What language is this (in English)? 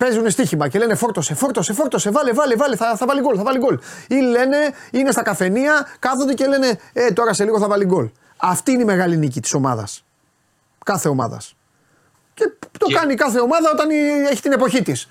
Greek